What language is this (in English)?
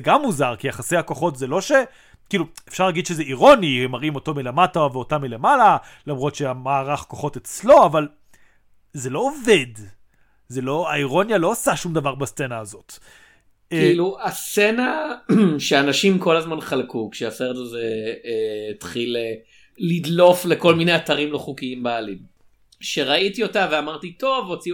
Hebrew